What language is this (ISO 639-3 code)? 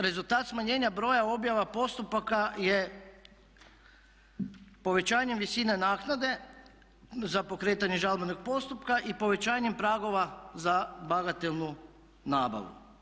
hrv